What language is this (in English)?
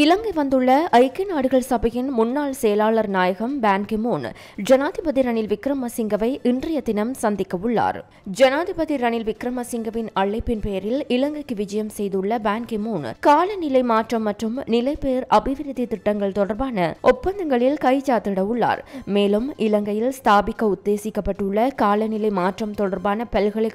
Romanian